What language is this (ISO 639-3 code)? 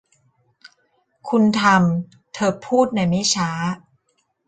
tha